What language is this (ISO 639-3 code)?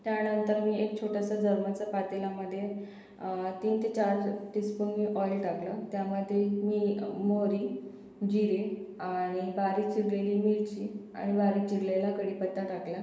mar